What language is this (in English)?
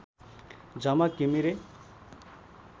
Nepali